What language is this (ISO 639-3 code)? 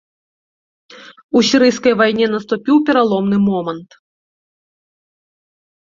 bel